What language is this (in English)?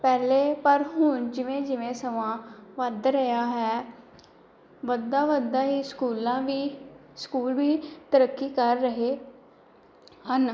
Punjabi